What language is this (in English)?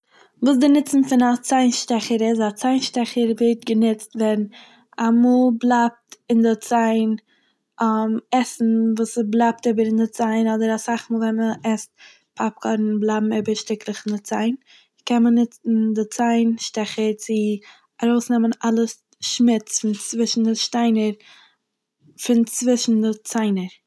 Yiddish